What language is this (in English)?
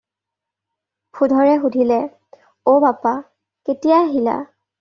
Assamese